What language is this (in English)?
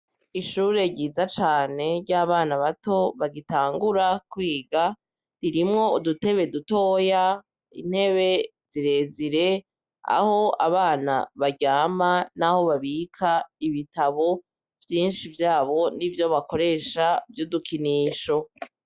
Rundi